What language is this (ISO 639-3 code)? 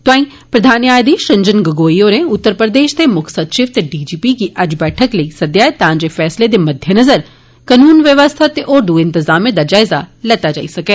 doi